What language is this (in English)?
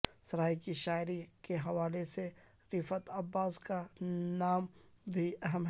Urdu